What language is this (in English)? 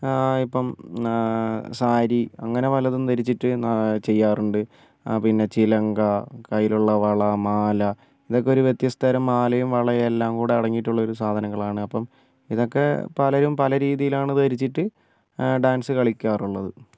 Malayalam